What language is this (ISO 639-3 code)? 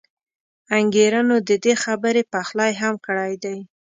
pus